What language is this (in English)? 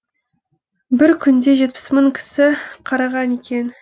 Kazakh